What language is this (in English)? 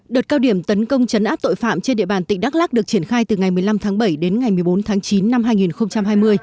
Vietnamese